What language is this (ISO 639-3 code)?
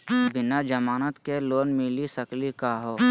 mag